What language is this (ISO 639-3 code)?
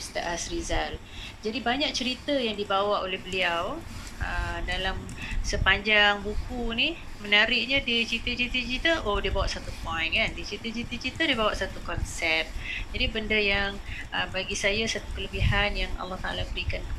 msa